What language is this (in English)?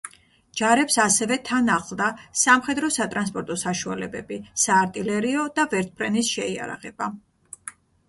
Georgian